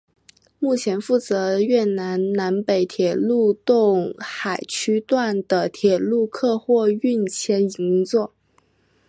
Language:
Chinese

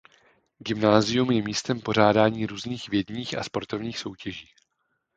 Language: Czech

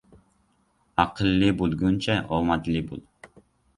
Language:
Uzbek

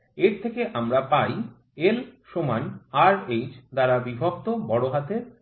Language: Bangla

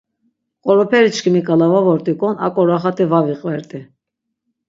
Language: Laz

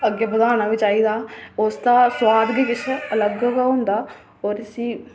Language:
Dogri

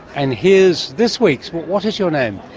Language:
English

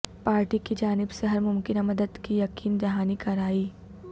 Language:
Urdu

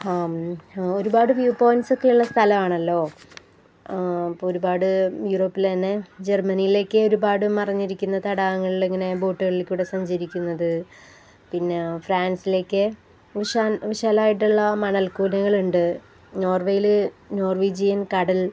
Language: Malayalam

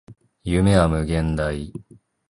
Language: Japanese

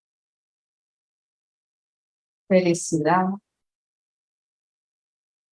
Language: Portuguese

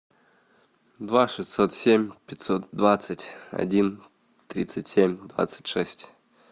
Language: Russian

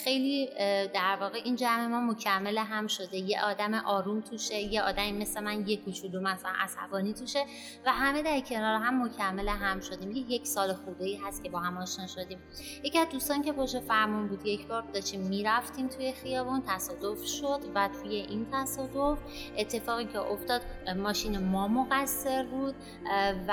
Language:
Persian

